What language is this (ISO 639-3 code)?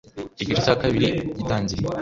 kin